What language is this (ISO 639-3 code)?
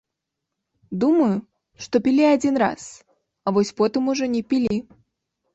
bel